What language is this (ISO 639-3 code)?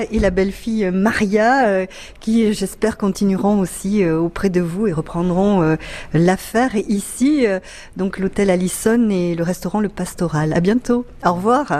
fra